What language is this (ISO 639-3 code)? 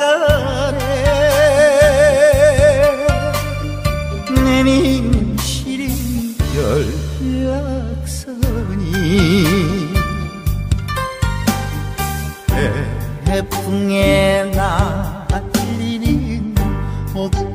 tur